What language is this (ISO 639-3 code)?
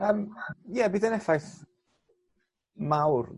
cym